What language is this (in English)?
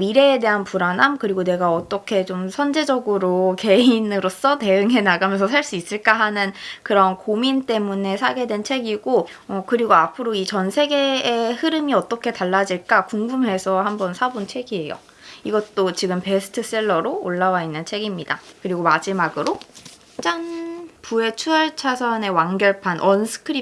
Korean